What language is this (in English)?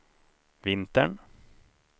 Swedish